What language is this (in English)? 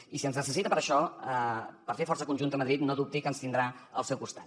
Catalan